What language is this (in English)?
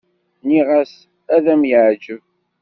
Kabyle